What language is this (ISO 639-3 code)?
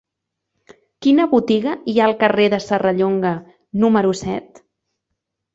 cat